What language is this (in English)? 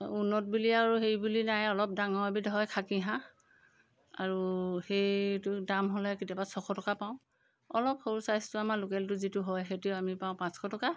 Assamese